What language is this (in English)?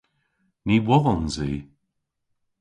Cornish